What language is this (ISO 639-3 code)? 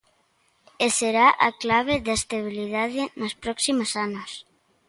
glg